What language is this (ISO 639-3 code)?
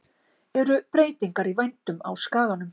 isl